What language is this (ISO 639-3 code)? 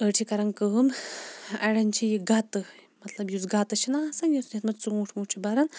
kas